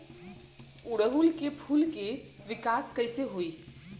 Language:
Bhojpuri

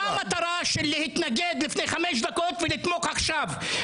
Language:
Hebrew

